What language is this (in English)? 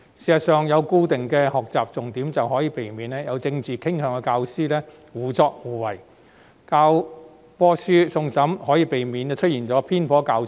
Cantonese